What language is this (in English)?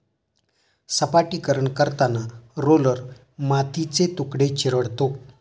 Marathi